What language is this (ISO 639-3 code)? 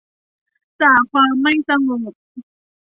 tha